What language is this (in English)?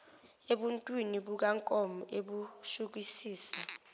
Zulu